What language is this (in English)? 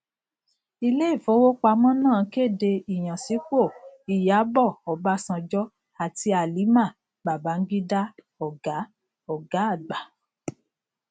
Yoruba